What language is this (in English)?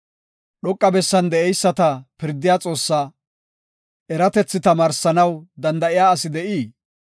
Gofa